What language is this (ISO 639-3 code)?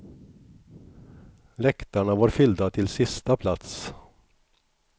swe